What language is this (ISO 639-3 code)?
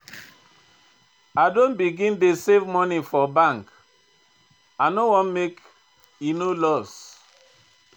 pcm